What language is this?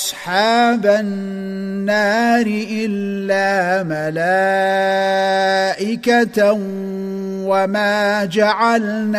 Arabic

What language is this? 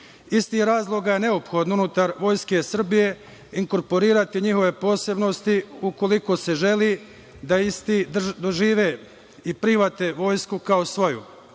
Serbian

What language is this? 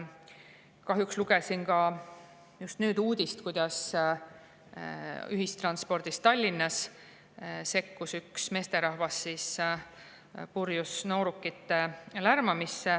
Estonian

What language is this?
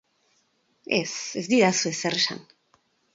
Basque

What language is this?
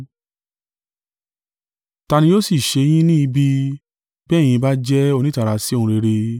Yoruba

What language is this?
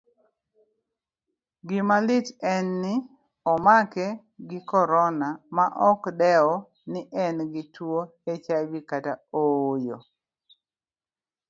Luo (Kenya and Tanzania)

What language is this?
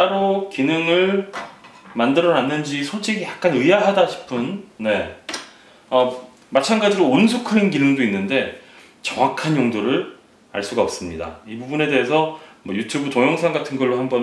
Korean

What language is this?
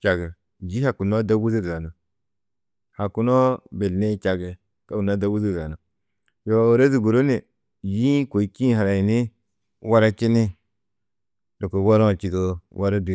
Tedaga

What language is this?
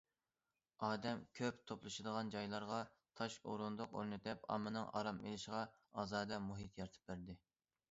Uyghur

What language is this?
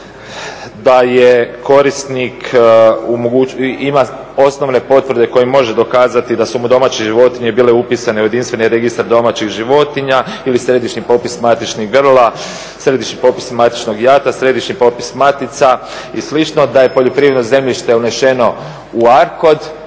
Croatian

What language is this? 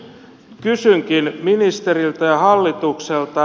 Finnish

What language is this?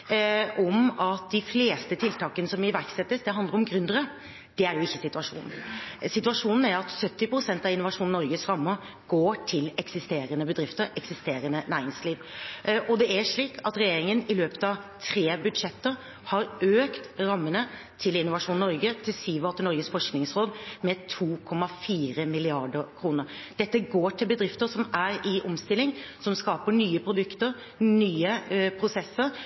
Norwegian Bokmål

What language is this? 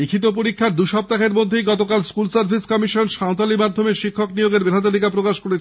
Bangla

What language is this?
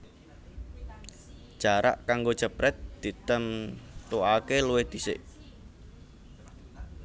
Javanese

